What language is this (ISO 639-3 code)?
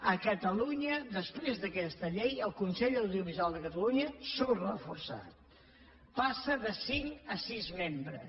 cat